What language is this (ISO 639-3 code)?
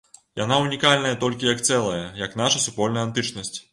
bel